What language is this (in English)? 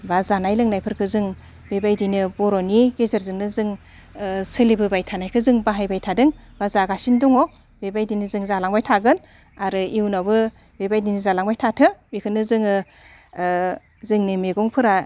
Bodo